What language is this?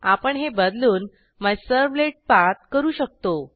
Marathi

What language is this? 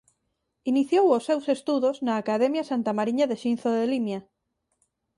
Galician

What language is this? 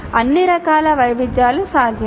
Telugu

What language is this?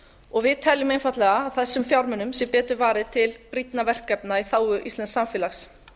Icelandic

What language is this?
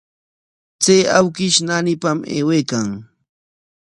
Corongo Ancash Quechua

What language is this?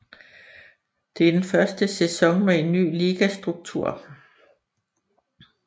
Danish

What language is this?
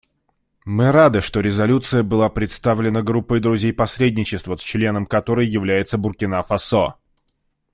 Russian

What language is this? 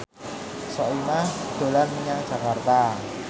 Javanese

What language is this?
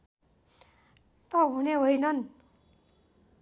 Nepali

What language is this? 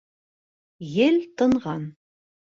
Bashkir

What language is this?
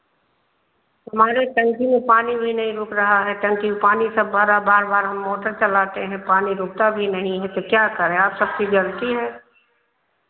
Hindi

